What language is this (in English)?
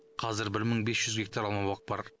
Kazakh